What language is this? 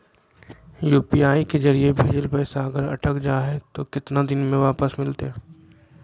Magahi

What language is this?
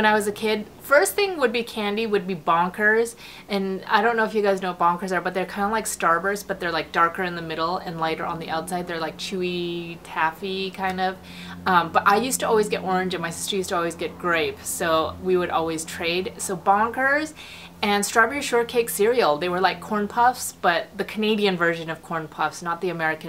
English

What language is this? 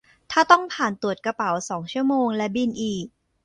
Thai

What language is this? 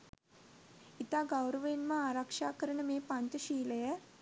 Sinhala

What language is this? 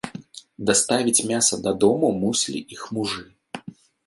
Belarusian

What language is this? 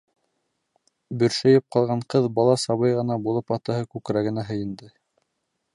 Bashkir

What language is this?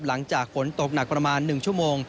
Thai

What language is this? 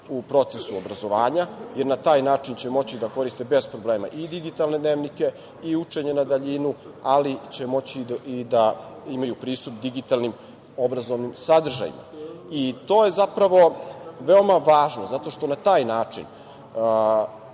Serbian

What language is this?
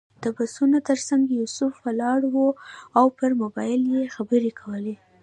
Pashto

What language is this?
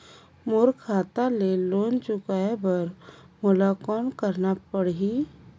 Chhattisgarhi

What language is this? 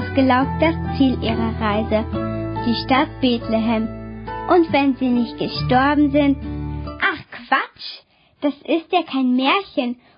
German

